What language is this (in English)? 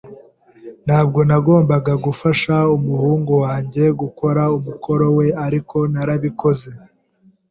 Kinyarwanda